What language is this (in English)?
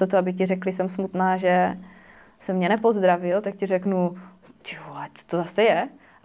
Czech